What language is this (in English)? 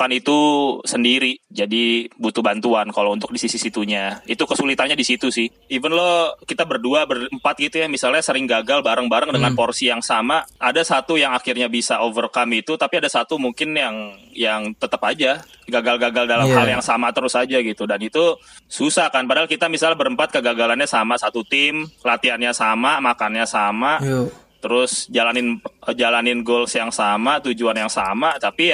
Indonesian